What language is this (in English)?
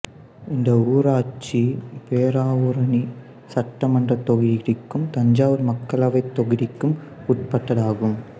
Tamil